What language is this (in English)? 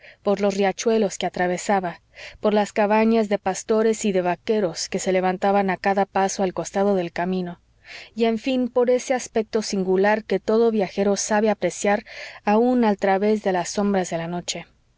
Spanish